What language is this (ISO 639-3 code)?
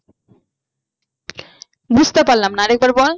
ben